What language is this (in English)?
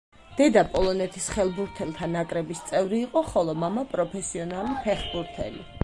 Georgian